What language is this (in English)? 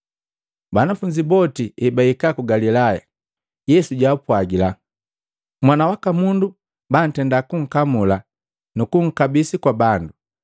Matengo